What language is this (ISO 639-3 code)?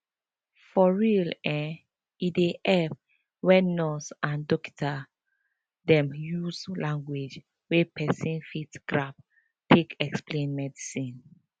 pcm